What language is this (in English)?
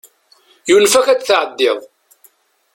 Kabyle